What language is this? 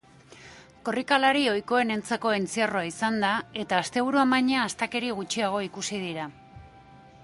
Basque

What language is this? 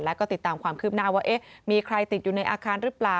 Thai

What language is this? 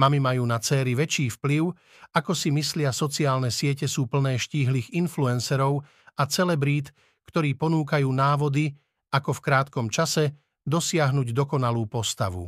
Slovak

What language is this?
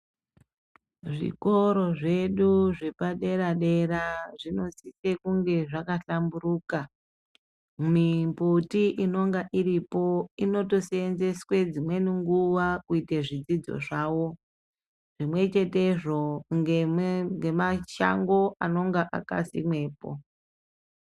Ndau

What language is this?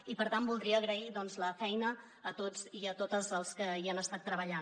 Catalan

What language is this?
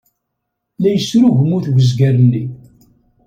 Kabyle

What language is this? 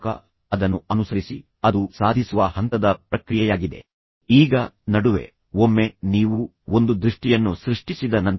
Kannada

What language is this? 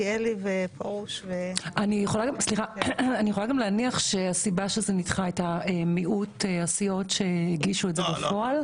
Hebrew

